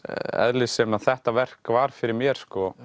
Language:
Icelandic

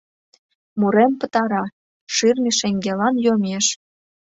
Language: Mari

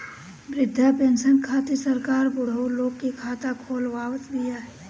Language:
Bhojpuri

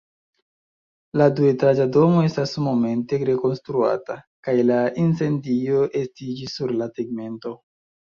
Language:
Esperanto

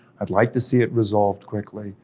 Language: English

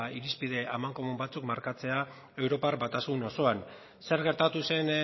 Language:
Basque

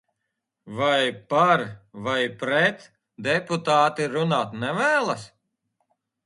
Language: Latvian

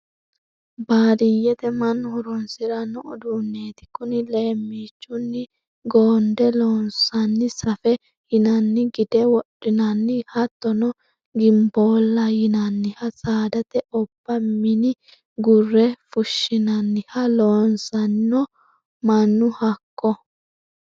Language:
Sidamo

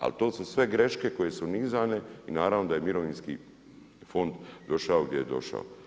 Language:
Croatian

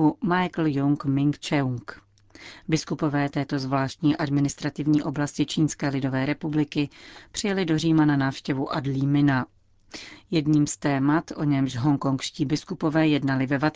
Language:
Czech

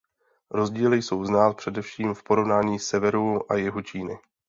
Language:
Czech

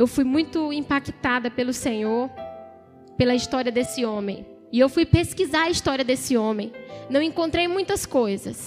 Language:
Portuguese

